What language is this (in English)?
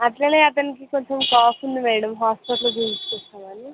Telugu